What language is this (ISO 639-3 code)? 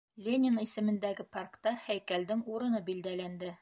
bak